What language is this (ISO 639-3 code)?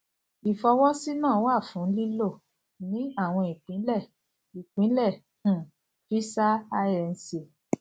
yor